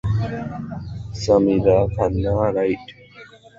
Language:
Bangla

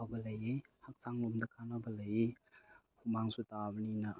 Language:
Manipuri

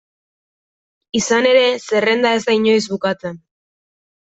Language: Basque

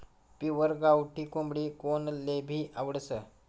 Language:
Marathi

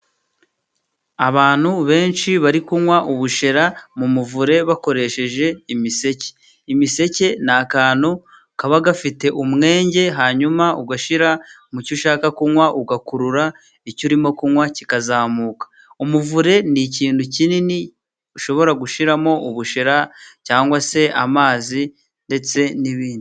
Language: Kinyarwanda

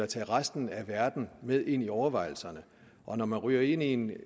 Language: Danish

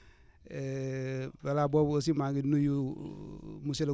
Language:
Wolof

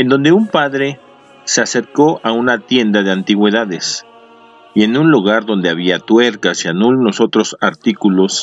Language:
Spanish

